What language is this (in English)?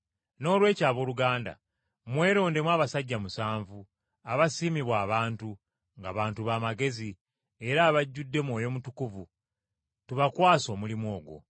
Ganda